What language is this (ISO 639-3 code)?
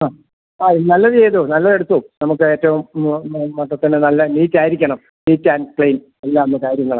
mal